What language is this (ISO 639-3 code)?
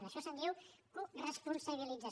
cat